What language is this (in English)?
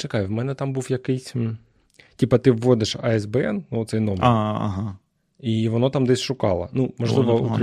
Ukrainian